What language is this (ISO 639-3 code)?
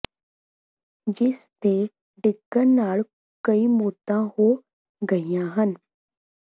pan